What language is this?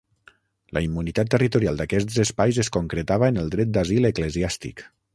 Catalan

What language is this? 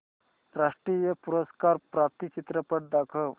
Marathi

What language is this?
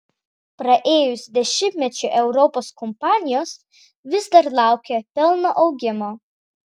Lithuanian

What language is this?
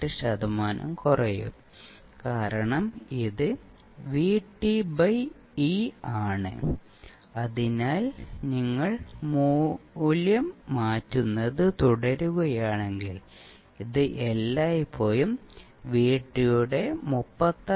Malayalam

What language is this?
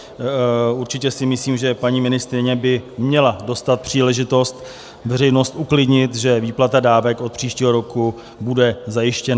Czech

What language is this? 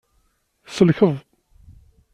Kabyle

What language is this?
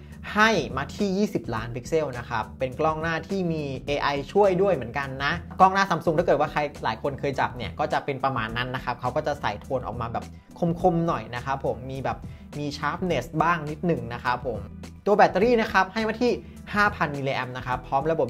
Thai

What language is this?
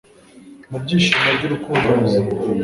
Kinyarwanda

